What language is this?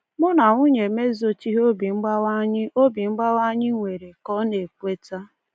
Igbo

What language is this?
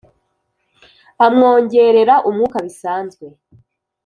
Kinyarwanda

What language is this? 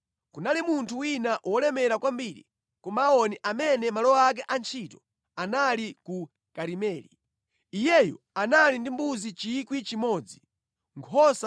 Nyanja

